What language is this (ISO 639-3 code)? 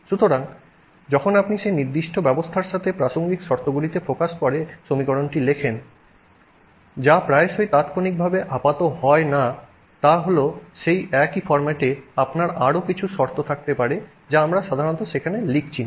ben